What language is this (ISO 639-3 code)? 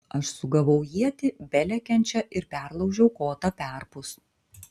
lit